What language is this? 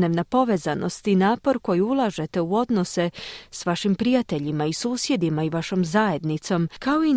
Croatian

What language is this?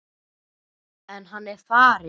Icelandic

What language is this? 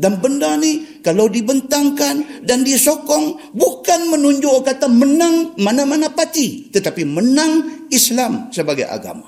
Malay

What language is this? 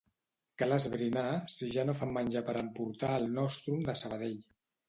Catalan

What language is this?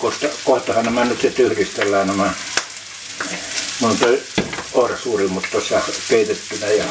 Finnish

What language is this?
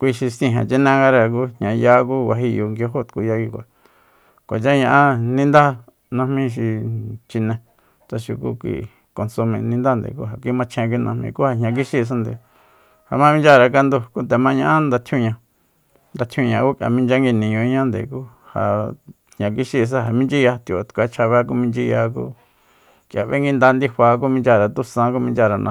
Soyaltepec Mazatec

